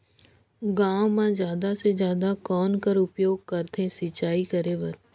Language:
Chhattisgarhi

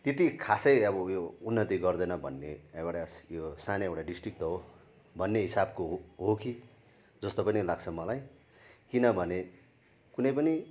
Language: Nepali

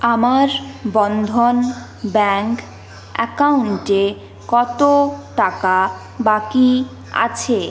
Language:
Bangla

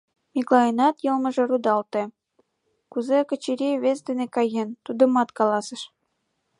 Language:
Mari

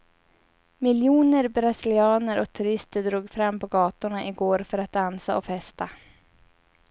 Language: Swedish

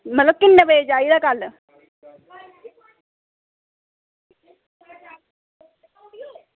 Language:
Dogri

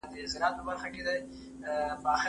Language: Pashto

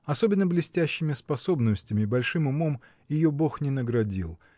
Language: Russian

